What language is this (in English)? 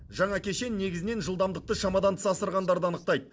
Kazakh